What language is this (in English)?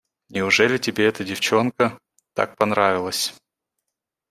Russian